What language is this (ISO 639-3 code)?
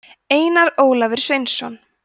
isl